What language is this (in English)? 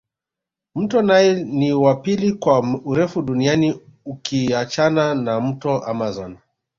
Swahili